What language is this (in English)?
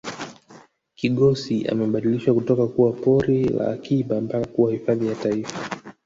Swahili